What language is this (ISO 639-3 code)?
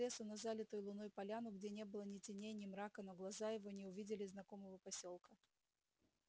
rus